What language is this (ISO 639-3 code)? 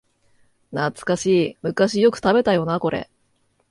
jpn